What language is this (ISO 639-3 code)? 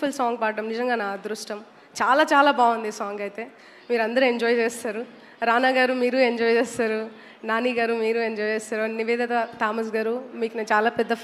tel